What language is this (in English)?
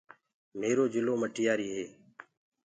Gurgula